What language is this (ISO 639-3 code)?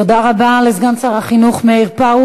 heb